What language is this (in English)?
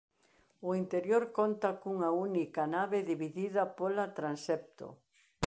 Galician